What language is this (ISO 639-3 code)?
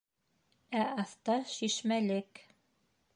bak